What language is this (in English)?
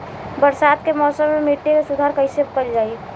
Bhojpuri